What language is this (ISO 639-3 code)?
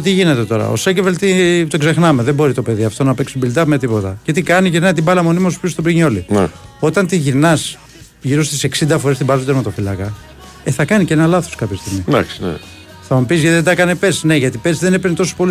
ell